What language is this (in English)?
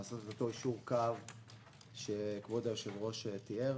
Hebrew